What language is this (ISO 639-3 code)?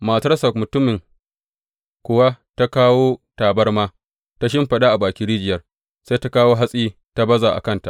hau